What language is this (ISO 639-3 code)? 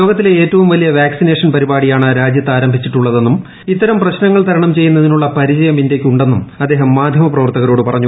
mal